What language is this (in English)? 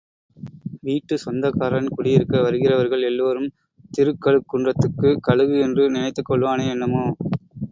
Tamil